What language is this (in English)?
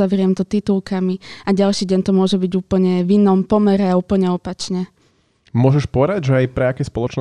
Slovak